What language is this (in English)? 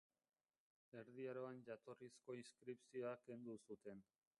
Basque